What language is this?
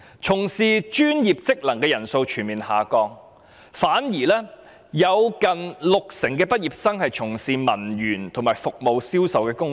Cantonese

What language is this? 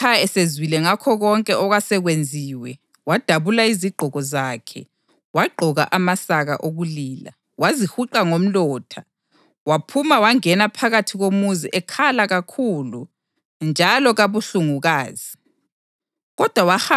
North Ndebele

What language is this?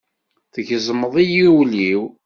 Kabyle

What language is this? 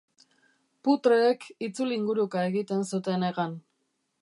Basque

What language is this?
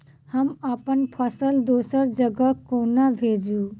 Maithili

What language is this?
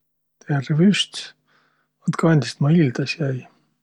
Võro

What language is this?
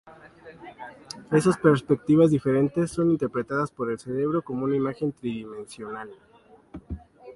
Spanish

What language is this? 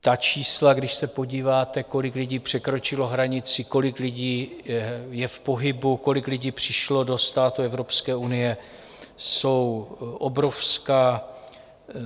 Czech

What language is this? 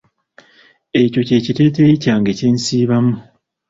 Ganda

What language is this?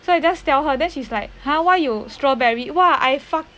English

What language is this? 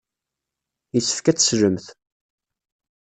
Kabyle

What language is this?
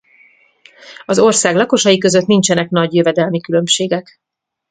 Hungarian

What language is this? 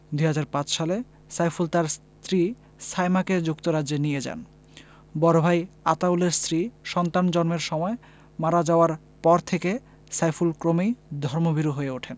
Bangla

